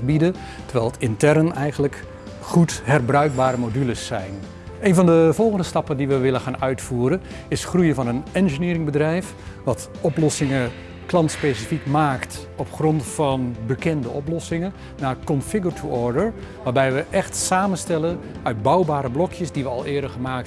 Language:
Dutch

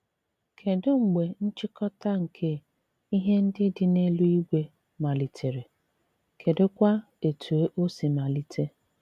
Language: Igbo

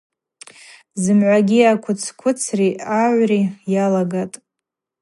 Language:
Abaza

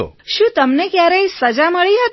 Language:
Gujarati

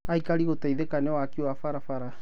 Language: Kikuyu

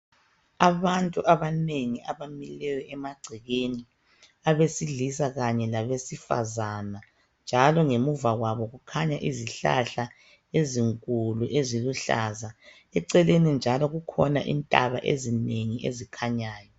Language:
North Ndebele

